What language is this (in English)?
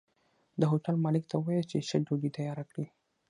Pashto